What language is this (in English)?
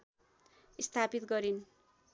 Nepali